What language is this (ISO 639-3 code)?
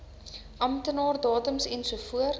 afr